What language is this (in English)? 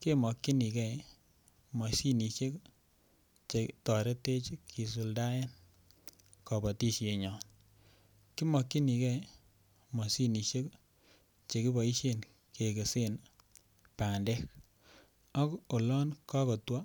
Kalenjin